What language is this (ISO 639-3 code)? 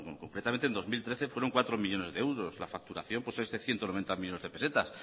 spa